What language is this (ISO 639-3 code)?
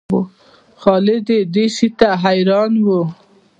pus